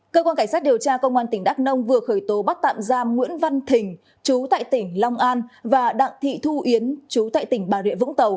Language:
Vietnamese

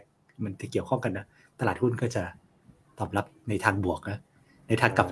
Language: Thai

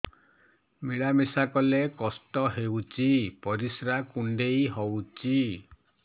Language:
Odia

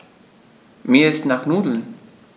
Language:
German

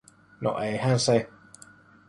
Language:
Finnish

